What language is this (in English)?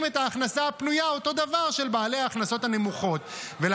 Hebrew